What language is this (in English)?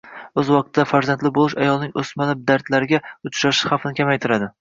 Uzbek